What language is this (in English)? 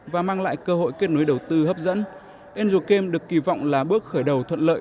Vietnamese